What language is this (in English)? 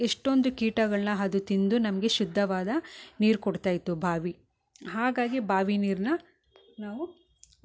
Kannada